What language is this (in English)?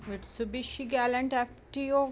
Punjabi